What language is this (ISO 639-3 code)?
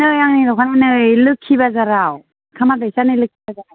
brx